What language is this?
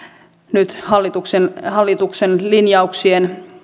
Finnish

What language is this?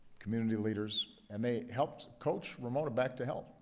English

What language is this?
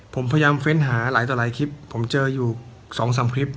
Thai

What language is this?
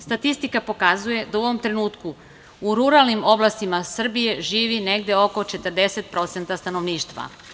Serbian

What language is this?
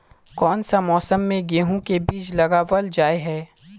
Magahi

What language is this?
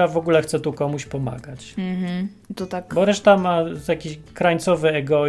Polish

